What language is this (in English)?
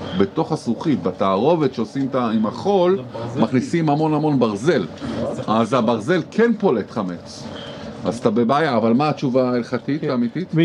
Hebrew